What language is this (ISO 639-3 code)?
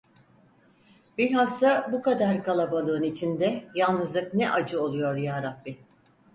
tur